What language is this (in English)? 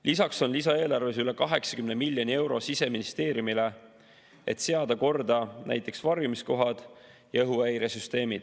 Estonian